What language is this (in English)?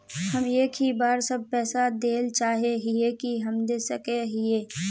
Magahi